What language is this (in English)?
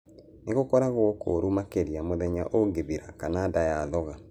Kikuyu